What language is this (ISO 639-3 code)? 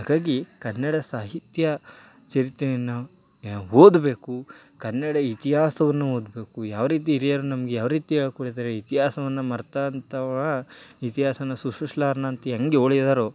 kan